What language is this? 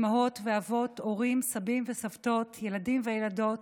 Hebrew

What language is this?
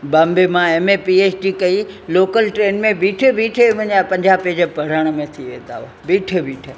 Sindhi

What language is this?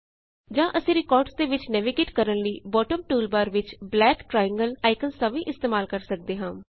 Punjabi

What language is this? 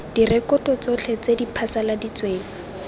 Tswana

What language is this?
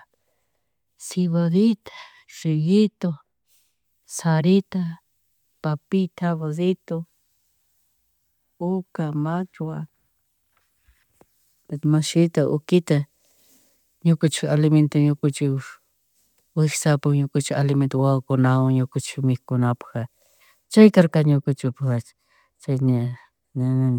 Chimborazo Highland Quichua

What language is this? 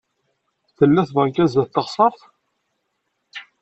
Kabyle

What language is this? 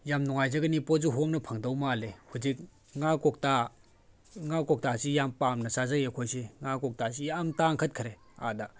Manipuri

